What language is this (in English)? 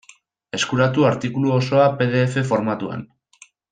Basque